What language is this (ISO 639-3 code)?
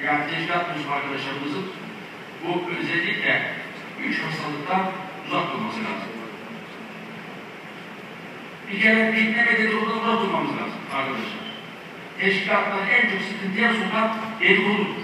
tur